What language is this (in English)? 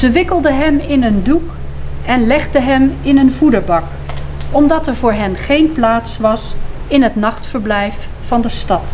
Dutch